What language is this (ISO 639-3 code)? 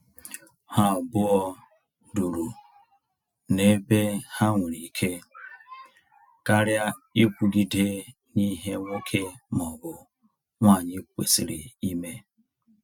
ibo